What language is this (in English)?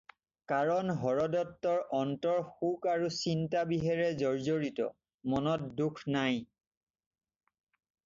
Assamese